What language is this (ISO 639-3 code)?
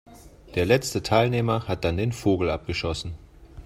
deu